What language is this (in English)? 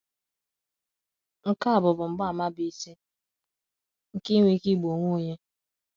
Igbo